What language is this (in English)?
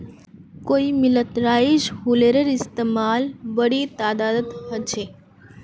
Magahi